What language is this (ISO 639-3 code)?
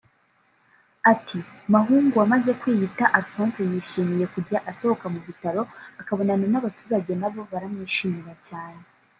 kin